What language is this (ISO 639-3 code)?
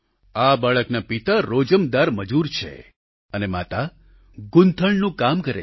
guj